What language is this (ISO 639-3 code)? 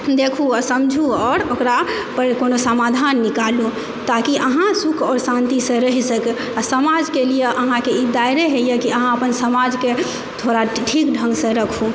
mai